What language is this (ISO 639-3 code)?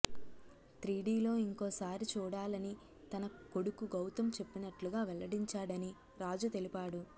tel